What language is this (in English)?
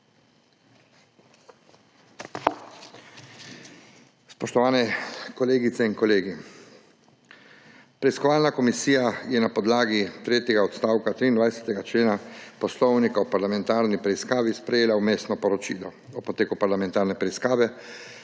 Slovenian